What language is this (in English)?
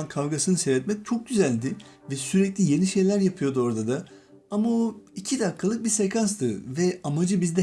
Turkish